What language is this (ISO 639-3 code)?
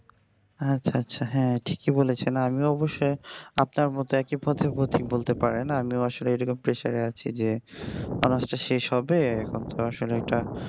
ben